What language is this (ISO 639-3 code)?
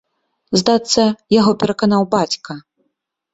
bel